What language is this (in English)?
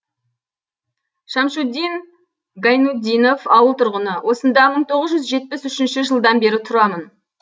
Kazakh